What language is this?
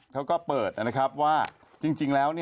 Thai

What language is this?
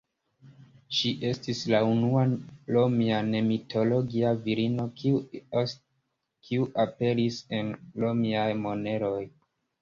Esperanto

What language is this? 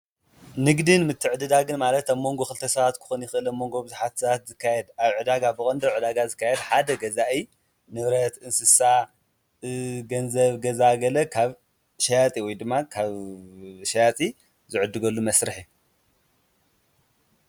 Tigrinya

